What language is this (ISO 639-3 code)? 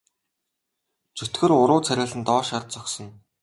mon